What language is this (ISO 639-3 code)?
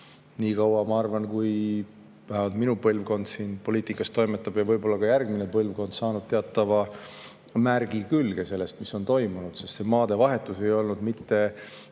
est